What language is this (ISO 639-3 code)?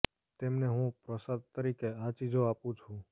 guj